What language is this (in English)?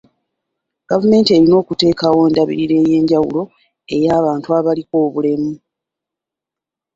Ganda